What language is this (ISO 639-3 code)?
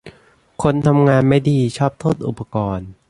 tha